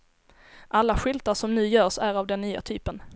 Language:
Swedish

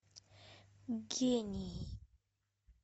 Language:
Russian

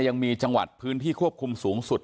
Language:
Thai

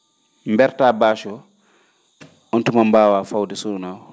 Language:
Fula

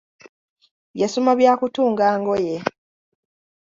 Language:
Ganda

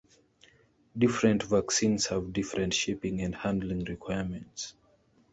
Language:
English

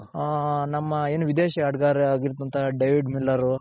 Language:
Kannada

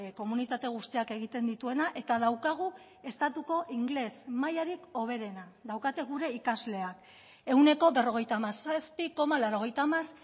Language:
Basque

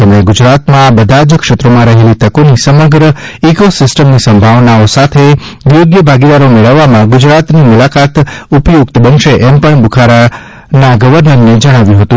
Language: Gujarati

